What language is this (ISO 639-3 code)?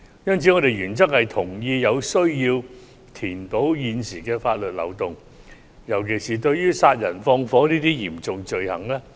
yue